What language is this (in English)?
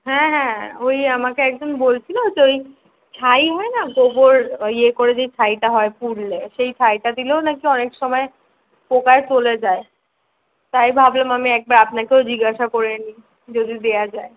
Bangla